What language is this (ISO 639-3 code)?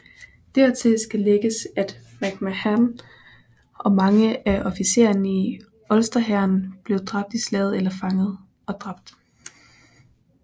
dan